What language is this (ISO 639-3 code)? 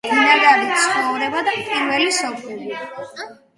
kat